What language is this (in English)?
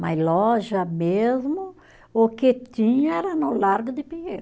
Portuguese